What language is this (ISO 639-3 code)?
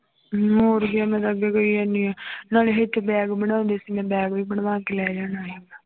pan